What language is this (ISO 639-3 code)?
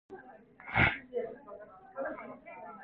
kor